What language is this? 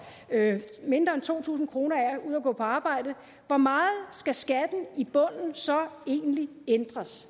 Danish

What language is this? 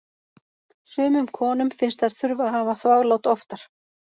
Icelandic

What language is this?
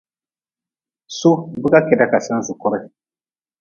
Nawdm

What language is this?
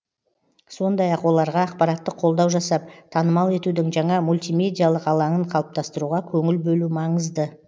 Kazakh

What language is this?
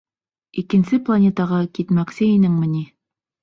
Bashkir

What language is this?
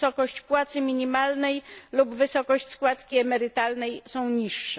Polish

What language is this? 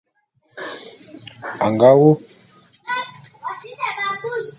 Bulu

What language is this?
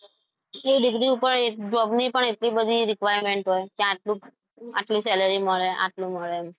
Gujarati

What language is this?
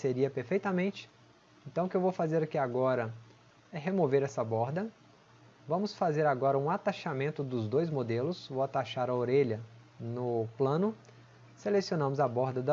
Portuguese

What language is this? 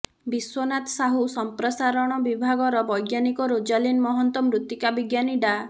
Odia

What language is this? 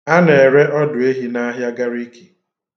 Igbo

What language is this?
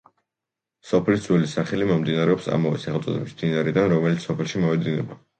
Georgian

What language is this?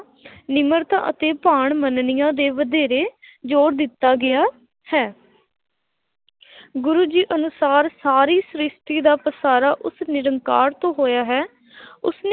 Punjabi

